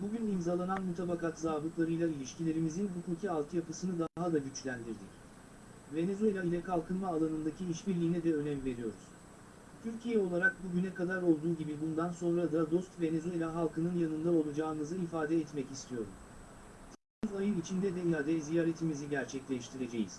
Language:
Turkish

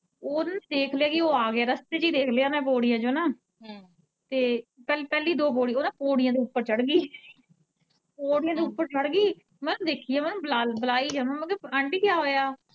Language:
Punjabi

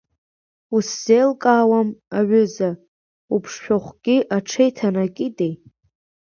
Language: Abkhazian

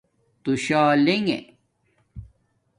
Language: Domaaki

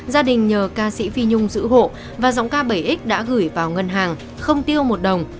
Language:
Vietnamese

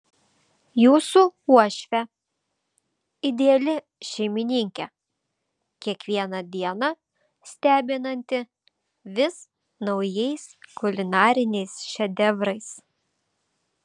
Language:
Lithuanian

